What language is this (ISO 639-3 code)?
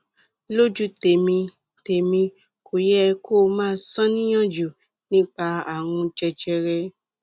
yor